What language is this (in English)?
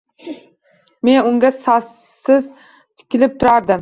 Uzbek